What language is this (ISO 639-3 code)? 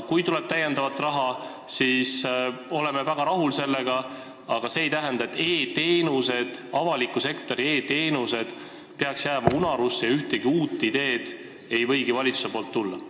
est